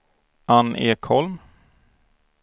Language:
Swedish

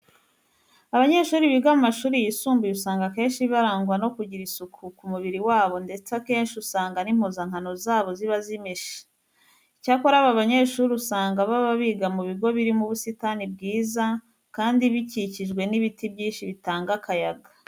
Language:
Kinyarwanda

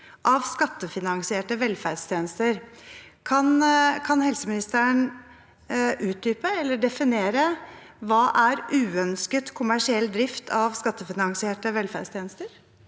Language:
Norwegian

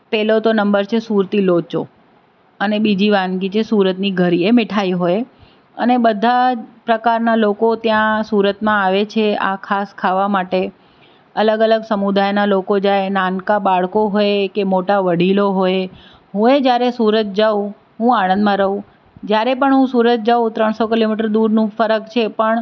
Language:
Gujarati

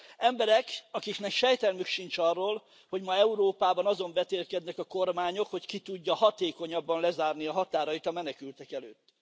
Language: Hungarian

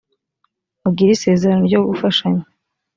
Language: Kinyarwanda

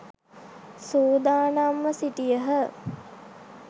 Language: Sinhala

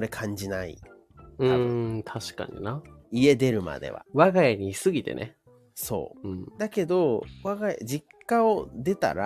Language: Japanese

